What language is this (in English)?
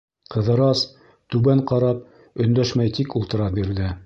Bashkir